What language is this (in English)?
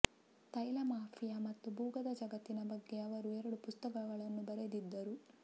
Kannada